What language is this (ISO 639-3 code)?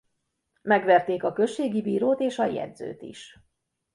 hun